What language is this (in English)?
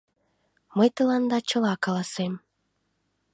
Mari